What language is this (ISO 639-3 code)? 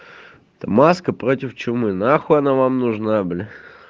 rus